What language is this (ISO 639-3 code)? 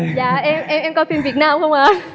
vie